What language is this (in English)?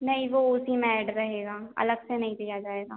Hindi